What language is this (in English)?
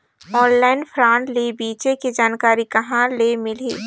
Chhattisgarhi